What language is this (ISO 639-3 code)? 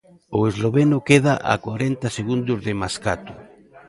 glg